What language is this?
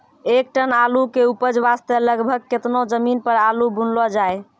Maithili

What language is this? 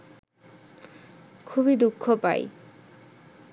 Bangla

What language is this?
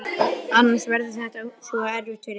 Icelandic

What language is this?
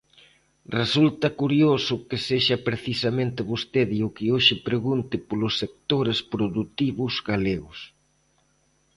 Galician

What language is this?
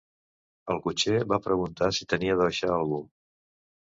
Catalan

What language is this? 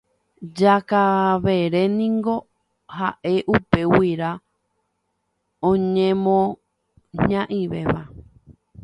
Guarani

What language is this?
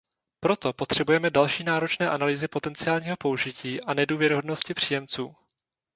Czech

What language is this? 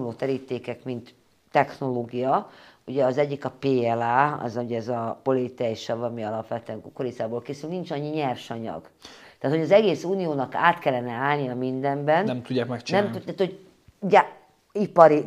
Hungarian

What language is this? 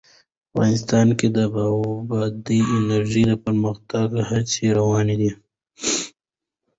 Pashto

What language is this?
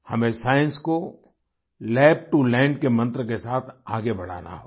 Hindi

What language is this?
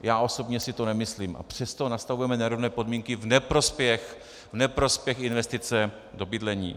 Czech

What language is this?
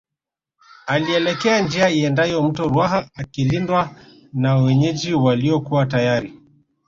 Swahili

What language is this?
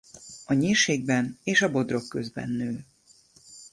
Hungarian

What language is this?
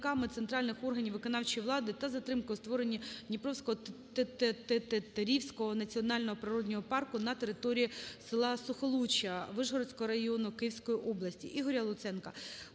Ukrainian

